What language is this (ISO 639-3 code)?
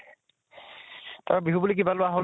asm